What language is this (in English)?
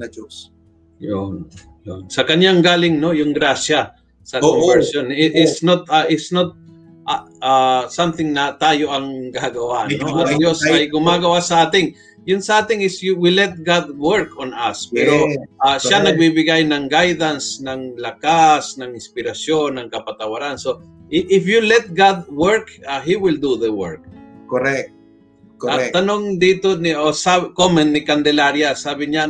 Filipino